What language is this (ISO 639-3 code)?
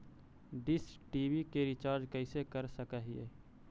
mag